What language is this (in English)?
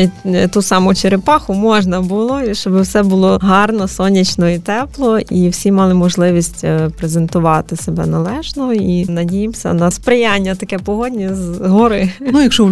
Ukrainian